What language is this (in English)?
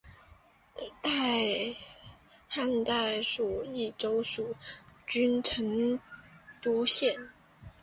Chinese